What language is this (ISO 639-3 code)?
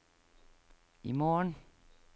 nor